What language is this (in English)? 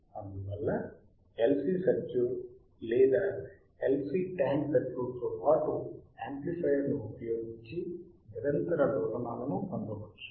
Telugu